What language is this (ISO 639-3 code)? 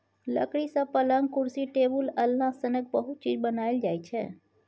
mai